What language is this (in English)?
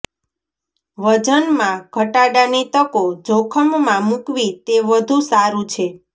Gujarati